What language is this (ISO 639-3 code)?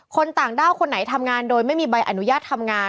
tha